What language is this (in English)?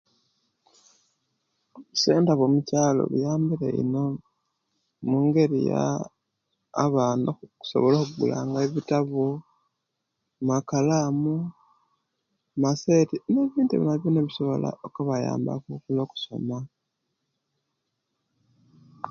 Kenyi